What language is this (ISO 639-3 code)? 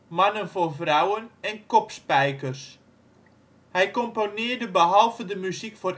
nld